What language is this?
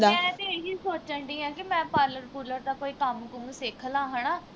Punjabi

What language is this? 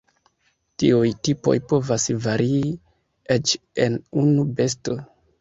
Esperanto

